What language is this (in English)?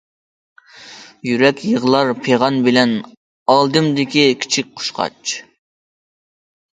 Uyghur